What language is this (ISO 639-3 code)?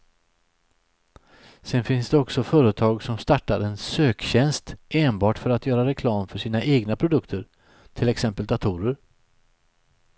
swe